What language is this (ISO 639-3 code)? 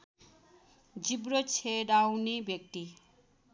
nep